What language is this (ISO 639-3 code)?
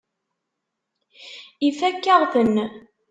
kab